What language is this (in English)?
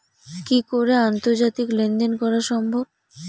Bangla